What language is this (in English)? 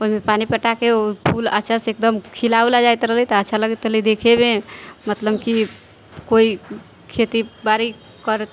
Maithili